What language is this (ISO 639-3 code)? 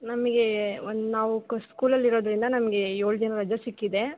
kan